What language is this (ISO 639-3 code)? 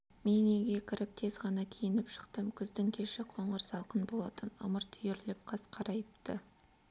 kaz